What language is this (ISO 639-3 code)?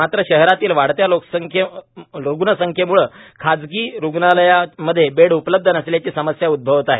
mar